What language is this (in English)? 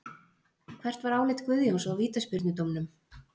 Icelandic